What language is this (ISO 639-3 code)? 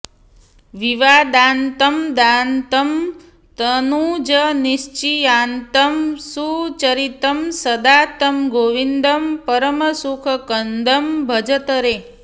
san